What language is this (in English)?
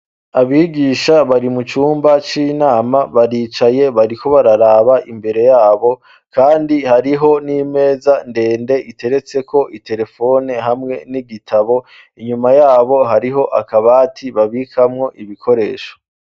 Rundi